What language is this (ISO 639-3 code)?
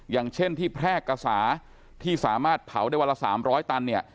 tha